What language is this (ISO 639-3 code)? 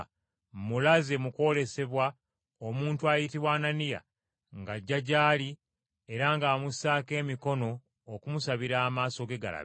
lug